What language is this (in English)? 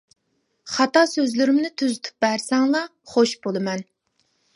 Uyghur